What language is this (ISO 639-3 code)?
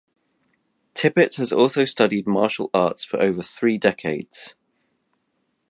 eng